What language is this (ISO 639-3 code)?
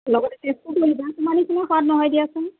asm